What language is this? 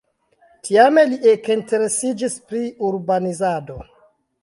Esperanto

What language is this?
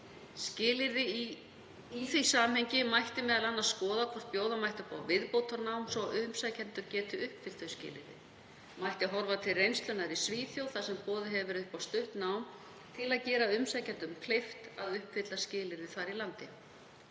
Icelandic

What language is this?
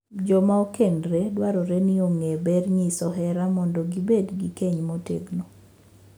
Luo (Kenya and Tanzania)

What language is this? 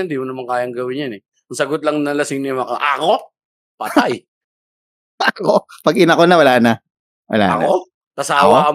Filipino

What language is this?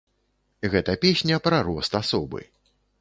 Belarusian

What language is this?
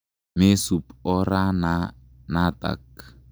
Kalenjin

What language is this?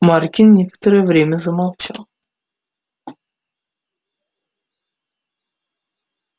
Russian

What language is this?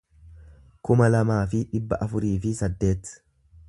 Oromo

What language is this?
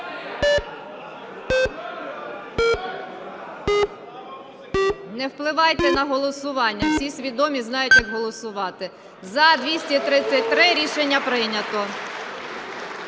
Ukrainian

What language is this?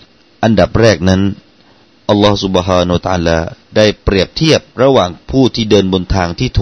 Thai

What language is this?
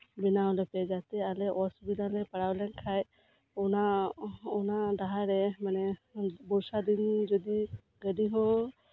Santali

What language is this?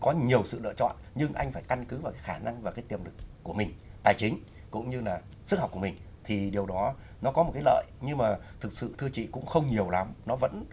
Vietnamese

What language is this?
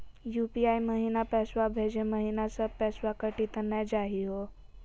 Magahi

